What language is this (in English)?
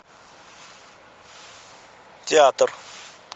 Russian